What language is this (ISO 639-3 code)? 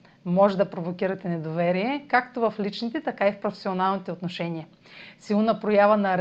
bul